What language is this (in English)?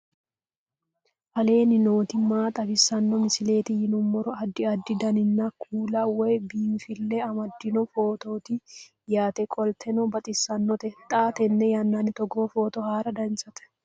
Sidamo